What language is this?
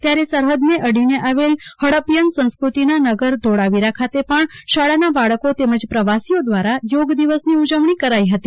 Gujarati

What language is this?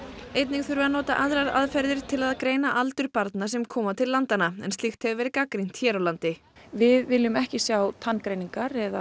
Icelandic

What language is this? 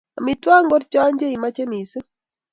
Kalenjin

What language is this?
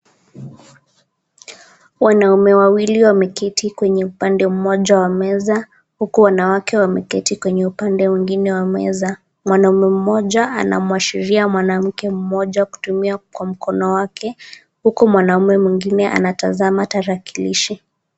Swahili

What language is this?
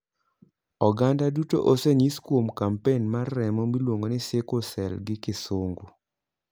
Luo (Kenya and Tanzania)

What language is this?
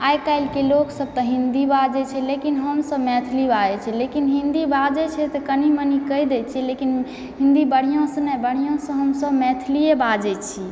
Maithili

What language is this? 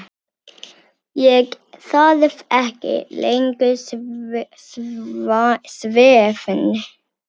Icelandic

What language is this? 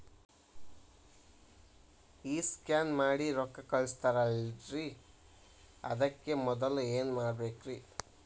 Kannada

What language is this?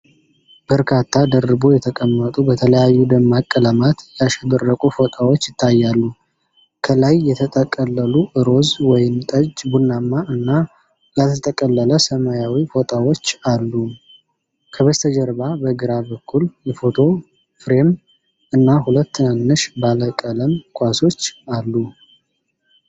Amharic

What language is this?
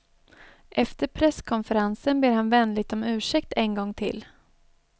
Swedish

